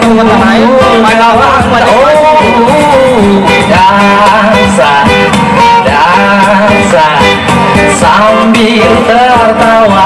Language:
Indonesian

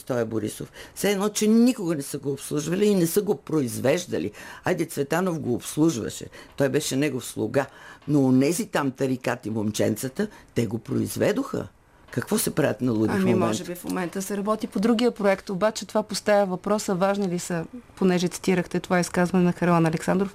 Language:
Bulgarian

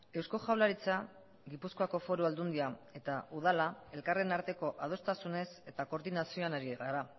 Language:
Basque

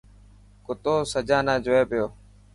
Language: Dhatki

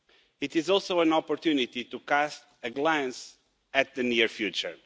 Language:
English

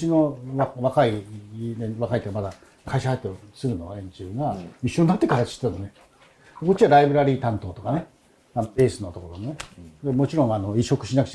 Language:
Japanese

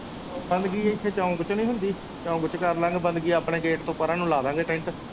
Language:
Punjabi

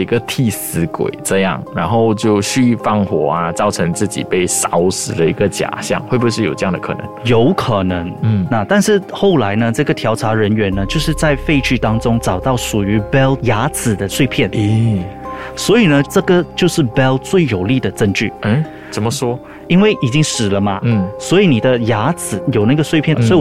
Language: Chinese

